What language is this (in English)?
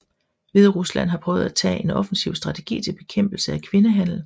Danish